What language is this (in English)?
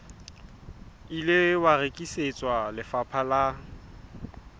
Southern Sotho